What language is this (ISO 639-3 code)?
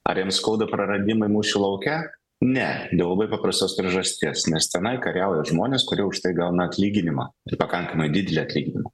lit